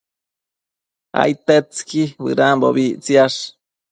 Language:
Matsés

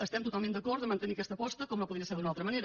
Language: Catalan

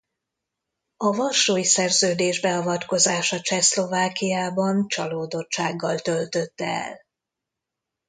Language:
Hungarian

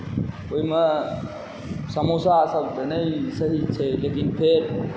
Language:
Maithili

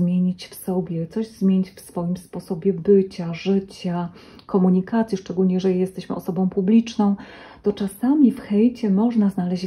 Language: Polish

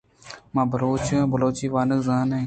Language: Eastern Balochi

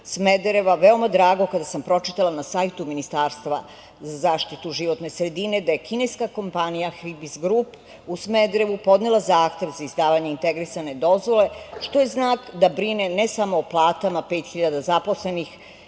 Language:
Serbian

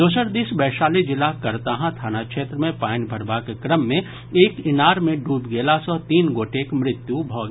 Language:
Maithili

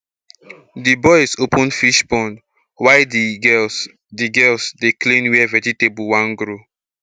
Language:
Nigerian Pidgin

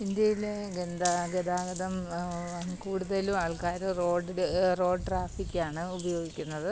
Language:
Malayalam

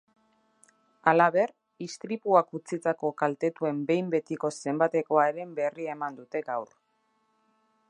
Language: Basque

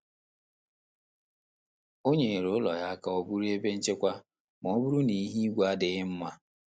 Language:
Igbo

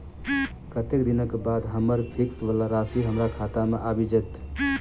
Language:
Maithili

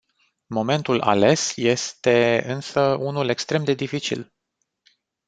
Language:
Romanian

